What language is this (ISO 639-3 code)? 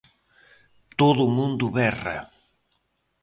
glg